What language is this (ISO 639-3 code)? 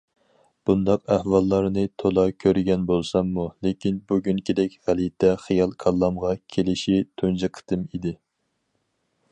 uig